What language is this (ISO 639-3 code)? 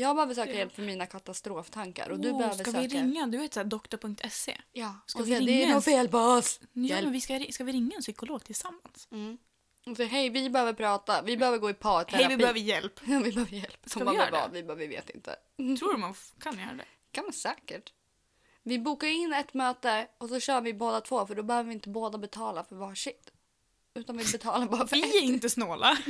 swe